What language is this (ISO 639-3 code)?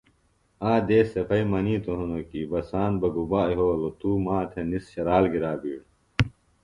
phl